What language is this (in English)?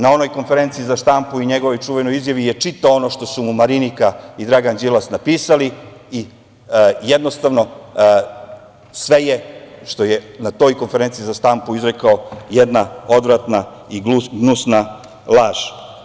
Serbian